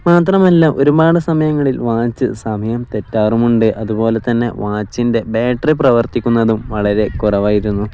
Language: Malayalam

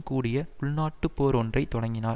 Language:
Tamil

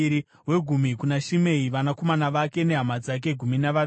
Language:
Shona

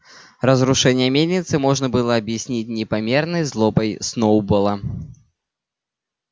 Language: Russian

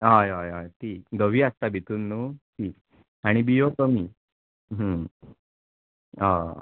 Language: Konkani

